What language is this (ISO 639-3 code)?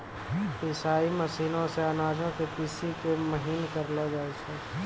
mai